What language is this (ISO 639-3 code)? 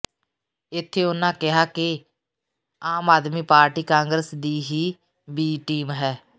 pan